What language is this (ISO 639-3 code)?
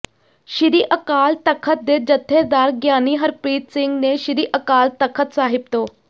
pan